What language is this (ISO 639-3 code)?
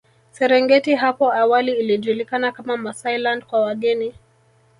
swa